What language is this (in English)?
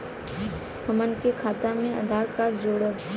Bhojpuri